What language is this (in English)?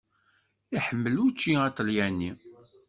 Kabyle